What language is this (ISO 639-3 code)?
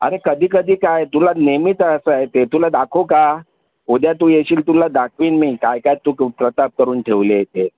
mar